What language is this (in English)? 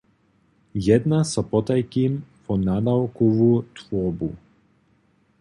Upper Sorbian